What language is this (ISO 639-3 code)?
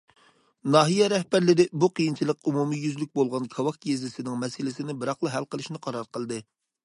uig